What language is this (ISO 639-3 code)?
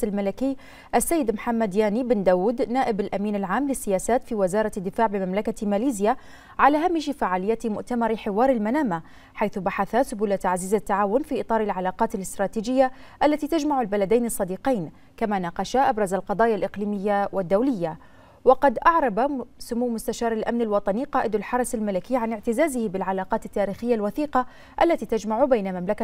ara